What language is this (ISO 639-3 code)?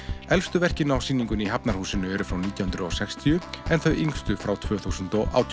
isl